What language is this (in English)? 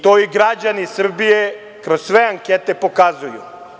Serbian